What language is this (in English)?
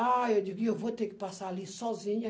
Portuguese